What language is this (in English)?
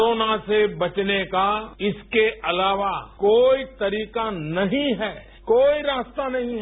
Hindi